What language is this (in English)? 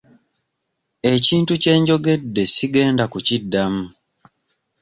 Ganda